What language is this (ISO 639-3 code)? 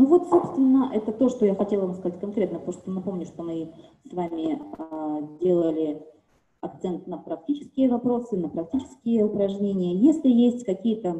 rus